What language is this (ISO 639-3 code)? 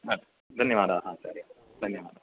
san